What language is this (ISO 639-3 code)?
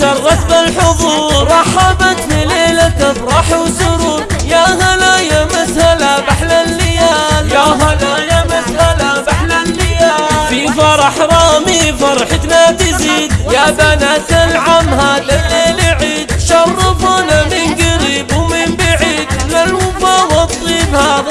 ara